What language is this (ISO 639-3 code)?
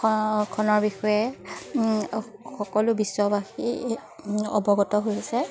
asm